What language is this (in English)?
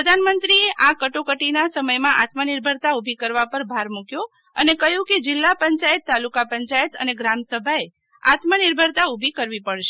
Gujarati